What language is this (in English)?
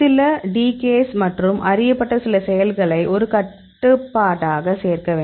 Tamil